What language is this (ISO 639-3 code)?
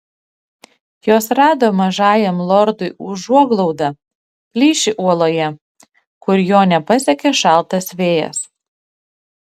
lit